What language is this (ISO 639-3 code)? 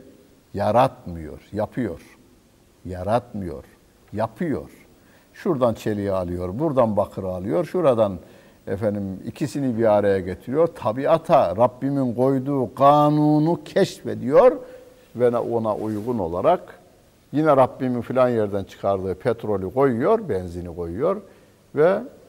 tur